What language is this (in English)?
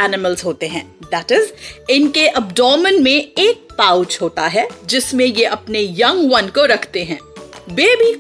Hindi